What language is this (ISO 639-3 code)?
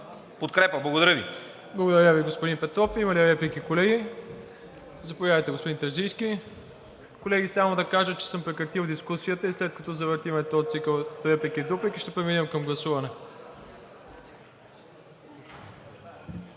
bul